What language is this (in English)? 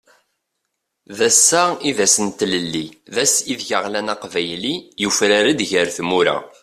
Kabyle